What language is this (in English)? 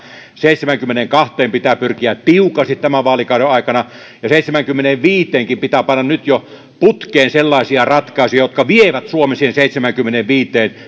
Finnish